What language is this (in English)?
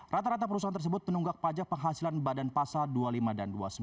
Indonesian